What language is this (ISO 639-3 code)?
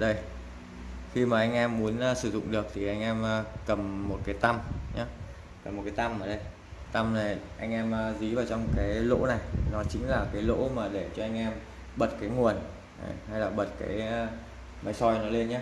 vie